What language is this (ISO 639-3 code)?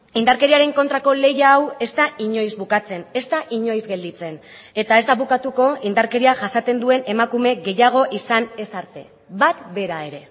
eus